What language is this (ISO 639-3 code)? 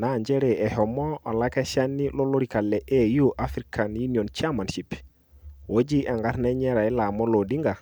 mas